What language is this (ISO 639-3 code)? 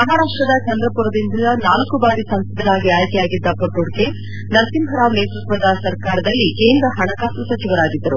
kan